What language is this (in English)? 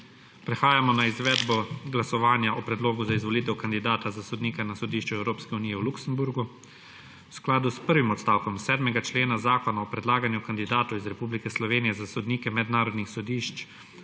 Slovenian